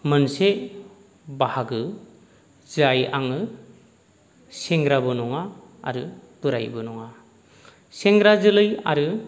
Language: Bodo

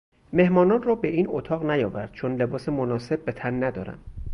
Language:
Persian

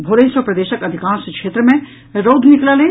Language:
Maithili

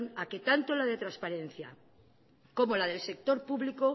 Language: Spanish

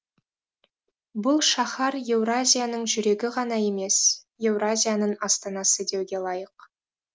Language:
Kazakh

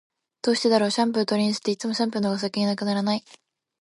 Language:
Japanese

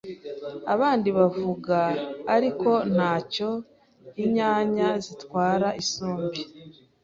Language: Kinyarwanda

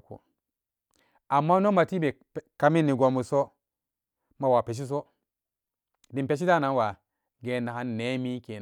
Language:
Samba Daka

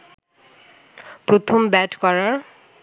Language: Bangla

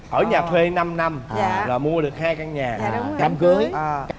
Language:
Vietnamese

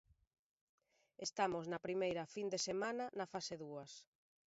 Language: Galician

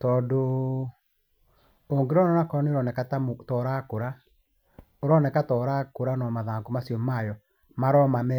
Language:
Kikuyu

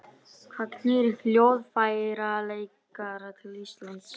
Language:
Icelandic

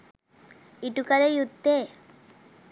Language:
Sinhala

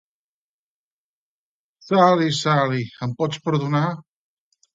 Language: Catalan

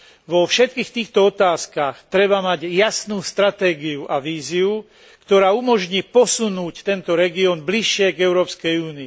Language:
Slovak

